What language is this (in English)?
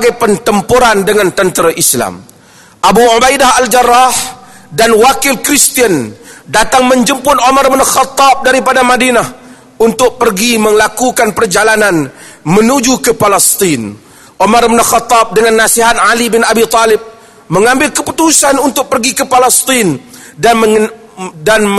Malay